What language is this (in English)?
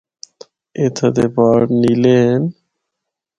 Northern Hindko